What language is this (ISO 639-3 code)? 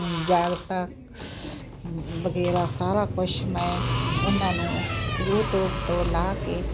pan